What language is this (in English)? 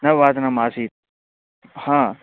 Sanskrit